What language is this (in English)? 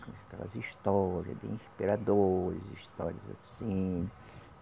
Portuguese